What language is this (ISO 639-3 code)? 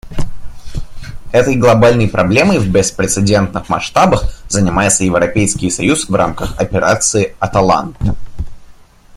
rus